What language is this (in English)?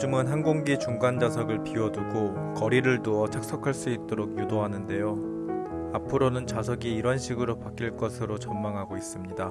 Korean